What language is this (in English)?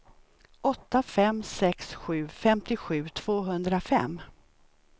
Swedish